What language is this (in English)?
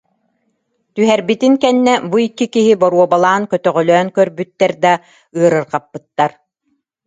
Yakut